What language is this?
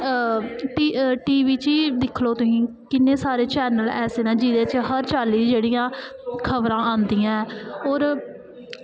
Dogri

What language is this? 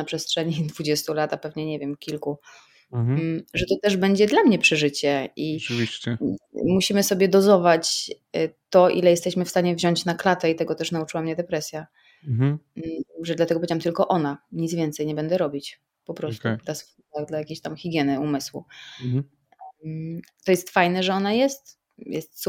Polish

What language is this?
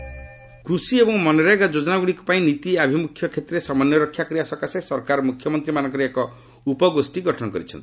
Odia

